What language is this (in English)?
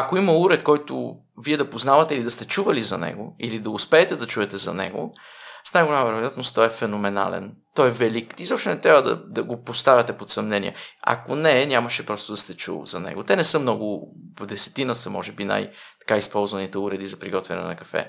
Bulgarian